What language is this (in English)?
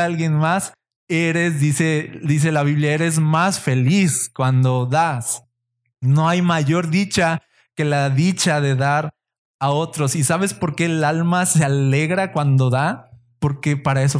Spanish